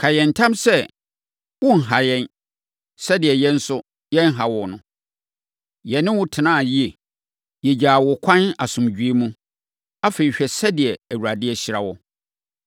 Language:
Akan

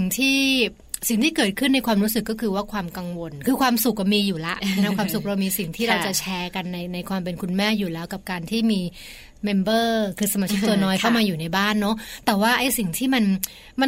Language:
Thai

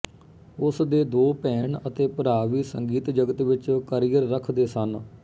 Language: Punjabi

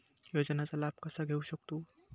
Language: Marathi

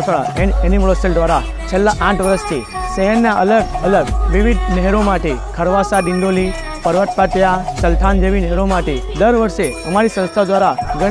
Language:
Gujarati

